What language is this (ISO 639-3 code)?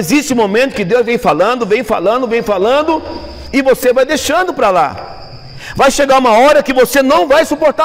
por